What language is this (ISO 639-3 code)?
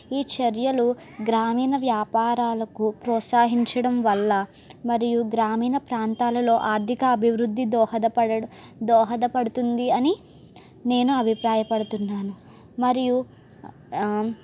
tel